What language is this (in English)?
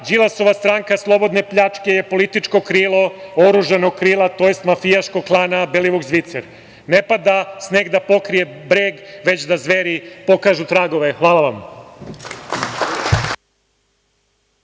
Serbian